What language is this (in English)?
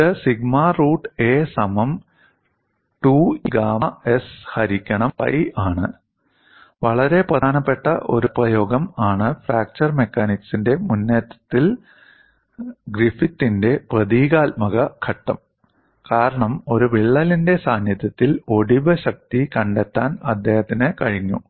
Malayalam